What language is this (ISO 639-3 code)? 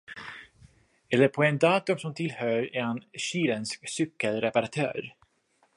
swe